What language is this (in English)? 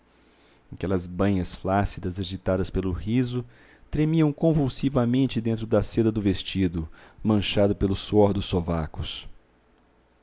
Portuguese